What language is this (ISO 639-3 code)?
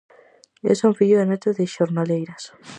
glg